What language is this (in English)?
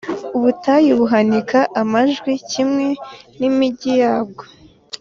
Kinyarwanda